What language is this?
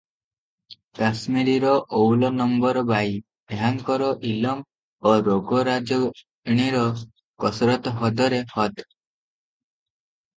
Odia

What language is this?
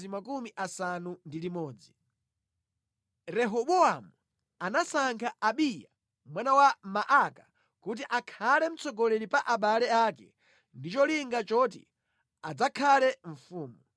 Nyanja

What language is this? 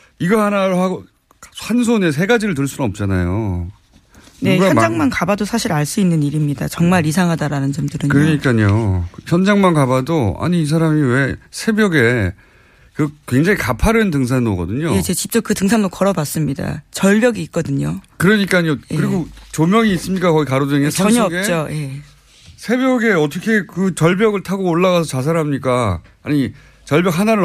Korean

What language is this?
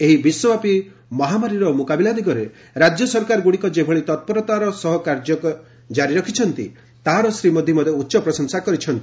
Odia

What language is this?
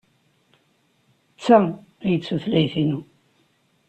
Kabyle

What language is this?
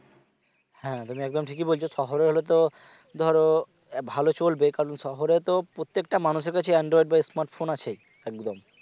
Bangla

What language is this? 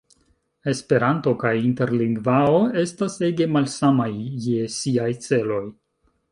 Esperanto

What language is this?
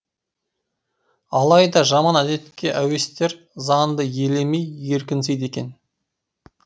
Kazakh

